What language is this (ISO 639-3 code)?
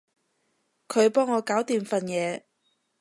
yue